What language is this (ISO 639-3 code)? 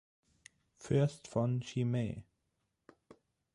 deu